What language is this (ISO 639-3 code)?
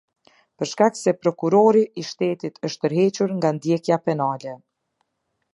sqi